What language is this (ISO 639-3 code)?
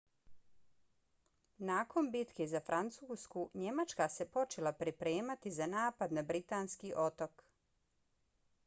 bos